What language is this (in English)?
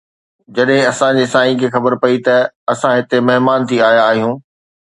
Sindhi